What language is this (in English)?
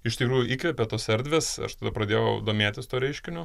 Lithuanian